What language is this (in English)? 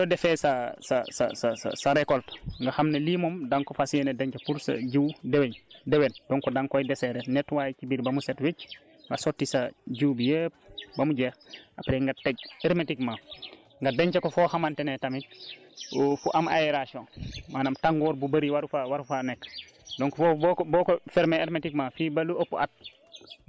Wolof